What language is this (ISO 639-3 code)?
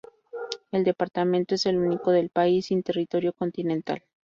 spa